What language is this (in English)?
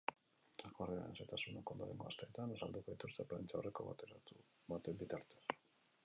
Basque